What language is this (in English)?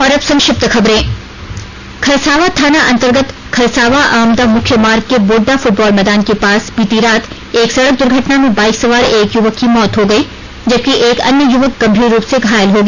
Hindi